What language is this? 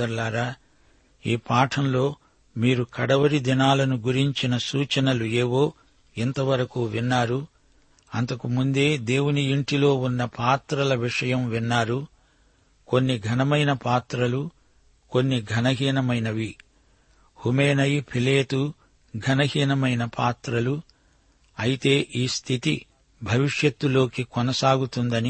Telugu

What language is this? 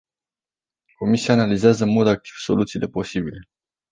Romanian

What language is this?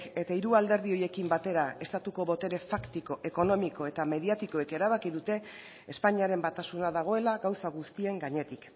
Basque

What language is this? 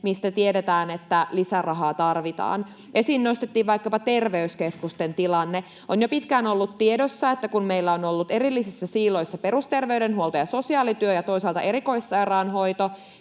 Finnish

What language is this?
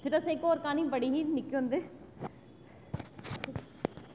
Dogri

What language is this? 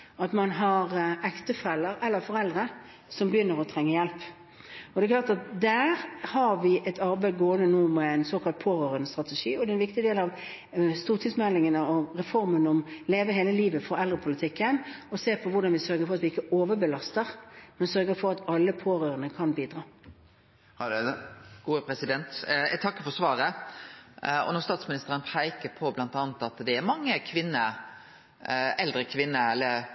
Norwegian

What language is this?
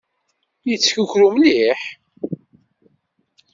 Kabyle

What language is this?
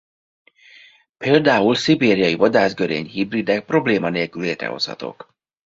Hungarian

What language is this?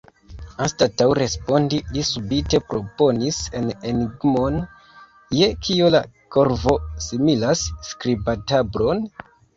Esperanto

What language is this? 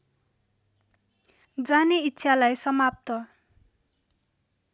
Nepali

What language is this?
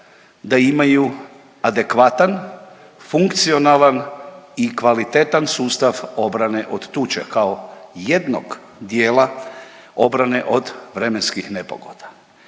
Croatian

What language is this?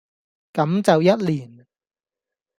Cantonese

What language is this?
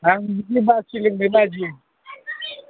Bodo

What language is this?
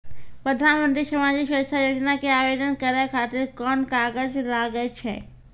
Maithili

